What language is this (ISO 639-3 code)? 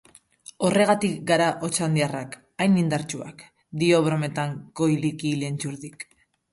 eus